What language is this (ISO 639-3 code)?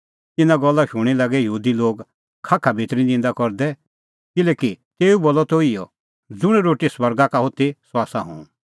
kfx